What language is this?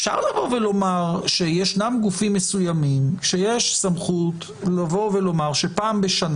Hebrew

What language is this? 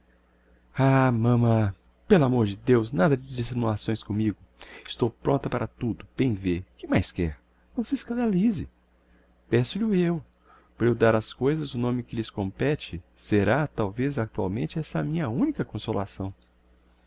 Portuguese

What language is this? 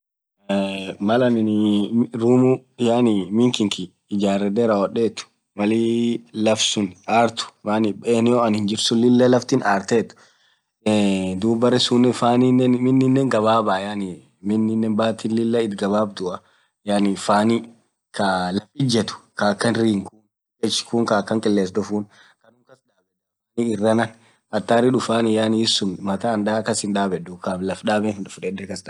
Orma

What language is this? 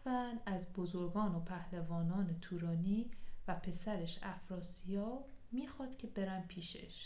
Persian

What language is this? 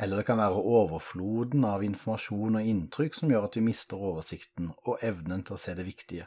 Danish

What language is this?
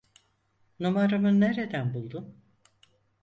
Turkish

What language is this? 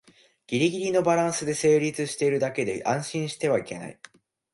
Japanese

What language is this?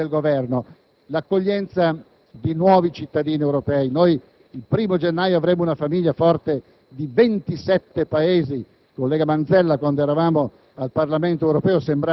Italian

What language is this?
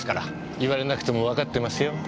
Japanese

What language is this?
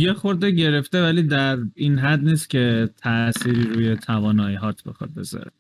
Persian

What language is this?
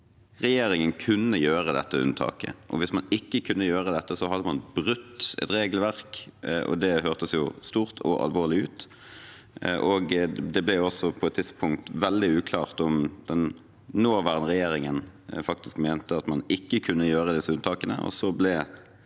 Norwegian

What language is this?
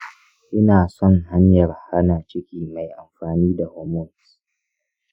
Hausa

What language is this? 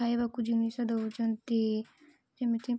Odia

